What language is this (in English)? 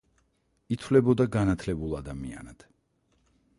Georgian